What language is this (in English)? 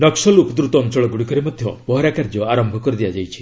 Odia